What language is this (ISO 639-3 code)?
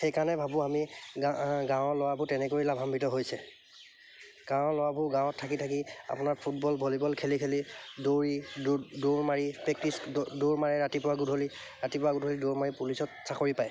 asm